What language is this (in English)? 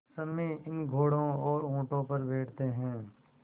Hindi